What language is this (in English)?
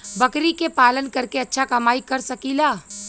Bhojpuri